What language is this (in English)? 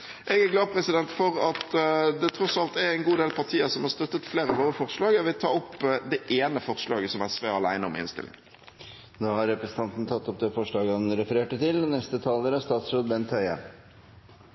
Norwegian